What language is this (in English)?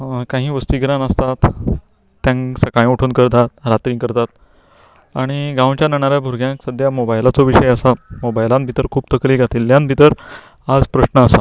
Konkani